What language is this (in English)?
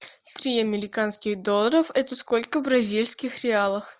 Russian